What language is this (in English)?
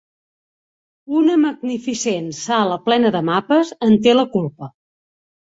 Catalan